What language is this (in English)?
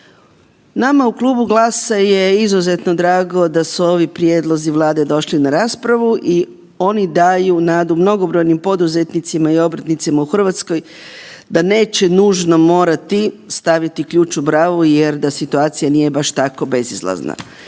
Croatian